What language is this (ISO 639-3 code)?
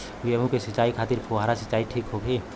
bho